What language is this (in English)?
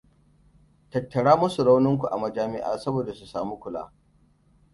Hausa